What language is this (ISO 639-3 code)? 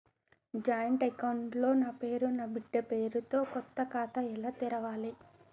tel